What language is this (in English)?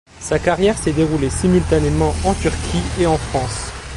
French